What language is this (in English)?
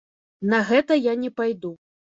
Belarusian